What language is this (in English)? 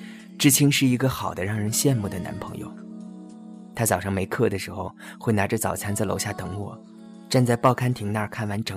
Chinese